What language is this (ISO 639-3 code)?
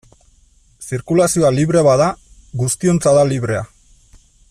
eus